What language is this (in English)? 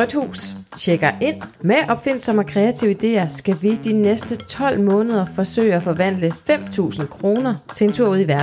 Danish